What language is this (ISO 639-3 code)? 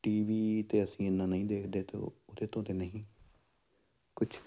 pan